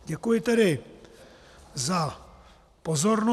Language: Czech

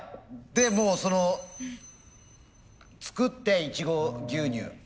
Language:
Japanese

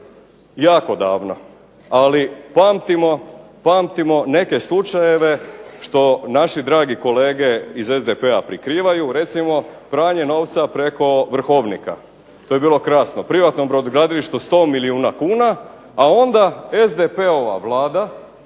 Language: Croatian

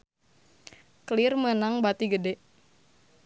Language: Sundanese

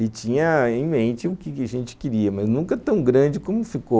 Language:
Portuguese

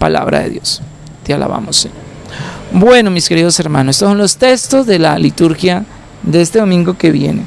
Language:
Spanish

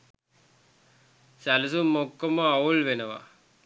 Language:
Sinhala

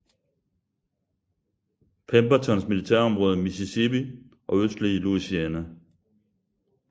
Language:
Danish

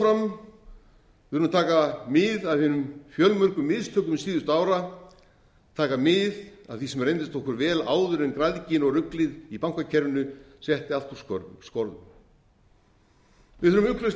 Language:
Icelandic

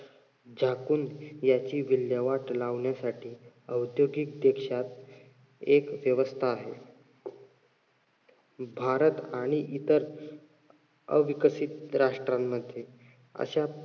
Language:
Marathi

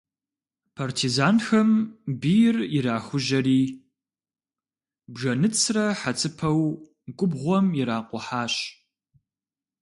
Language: Kabardian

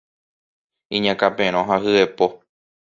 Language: Guarani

